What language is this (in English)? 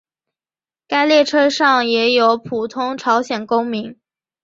Chinese